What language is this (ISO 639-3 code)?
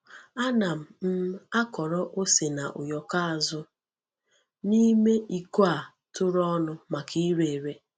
ibo